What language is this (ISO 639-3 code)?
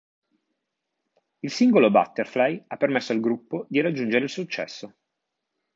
ita